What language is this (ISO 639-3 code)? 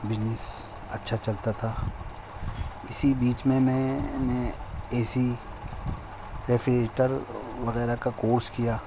urd